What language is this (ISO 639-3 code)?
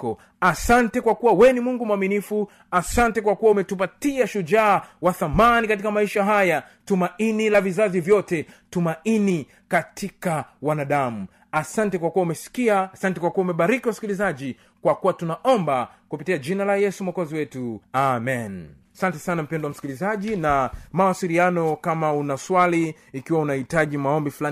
swa